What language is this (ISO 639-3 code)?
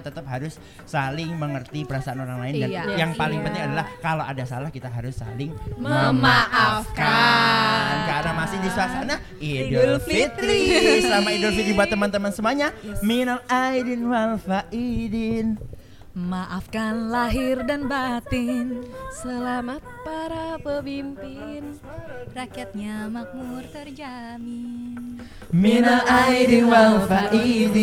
ind